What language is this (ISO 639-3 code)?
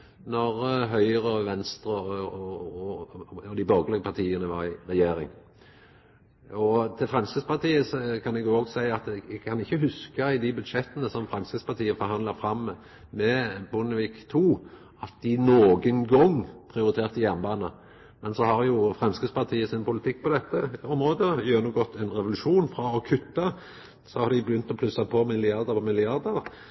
nno